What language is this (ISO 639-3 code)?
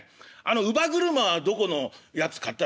jpn